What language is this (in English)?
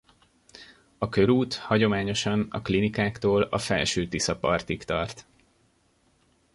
Hungarian